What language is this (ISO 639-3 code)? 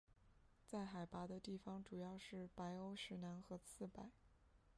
zho